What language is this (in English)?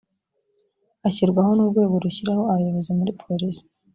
Kinyarwanda